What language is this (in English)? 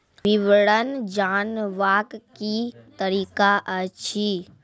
Maithili